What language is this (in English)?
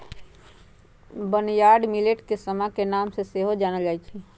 Magahi